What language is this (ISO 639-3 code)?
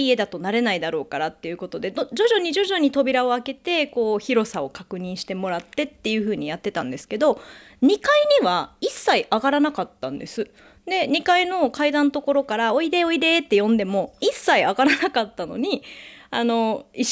jpn